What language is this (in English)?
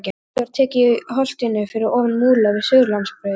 Icelandic